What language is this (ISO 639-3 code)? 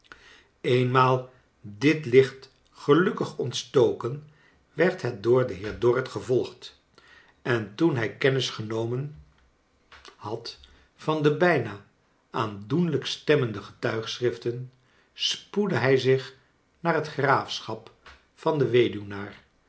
nld